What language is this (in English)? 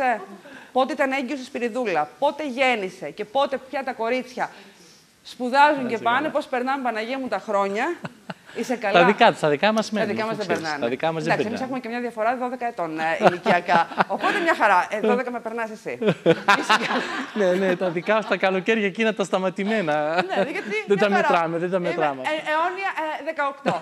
Greek